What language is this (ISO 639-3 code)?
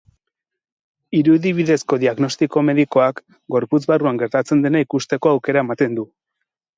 eus